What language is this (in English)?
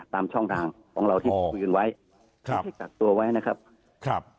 Thai